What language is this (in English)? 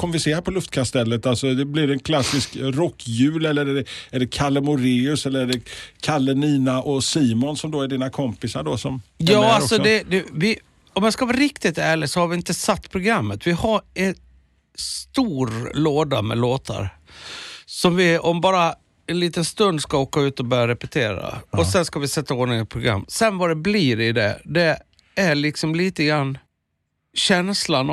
Swedish